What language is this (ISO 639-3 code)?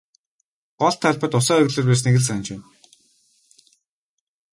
mon